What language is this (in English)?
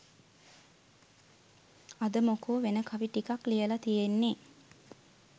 Sinhala